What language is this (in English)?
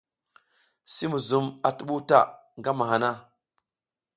South Giziga